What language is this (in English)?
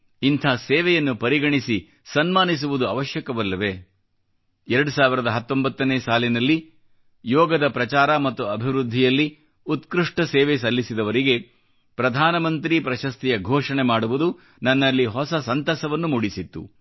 Kannada